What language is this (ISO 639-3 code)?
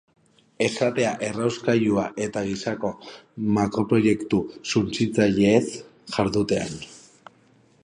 eus